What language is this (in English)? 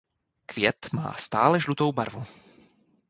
Czech